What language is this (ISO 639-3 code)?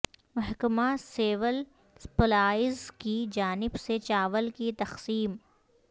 urd